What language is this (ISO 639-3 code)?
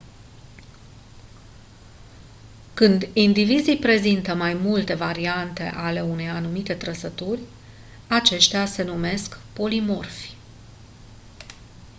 ron